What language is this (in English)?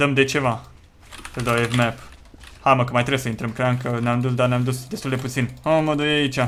Romanian